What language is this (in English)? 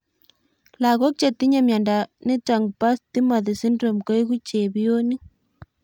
Kalenjin